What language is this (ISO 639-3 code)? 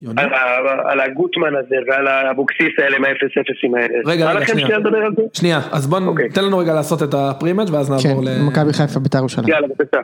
heb